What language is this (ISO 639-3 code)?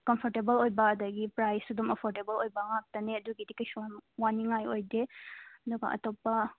mni